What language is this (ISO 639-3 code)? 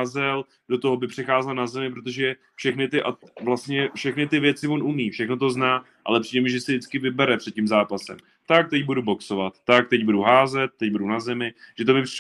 ces